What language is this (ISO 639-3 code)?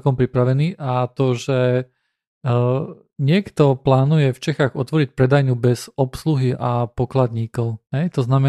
slk